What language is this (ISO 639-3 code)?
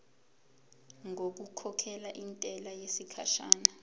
zul